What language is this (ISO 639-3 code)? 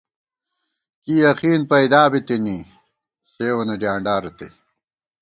gwt